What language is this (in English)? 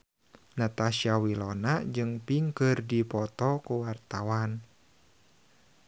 Sundanese